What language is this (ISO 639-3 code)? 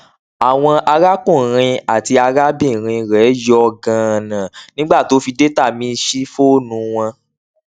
yor